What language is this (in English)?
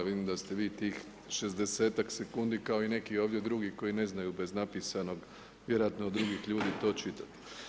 Croatian